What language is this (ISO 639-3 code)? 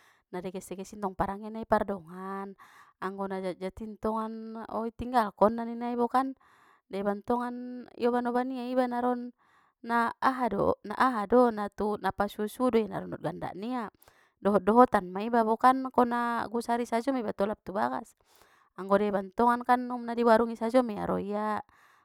btm